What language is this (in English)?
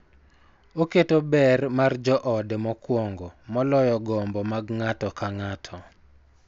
Luo (Kenya and Tanzania)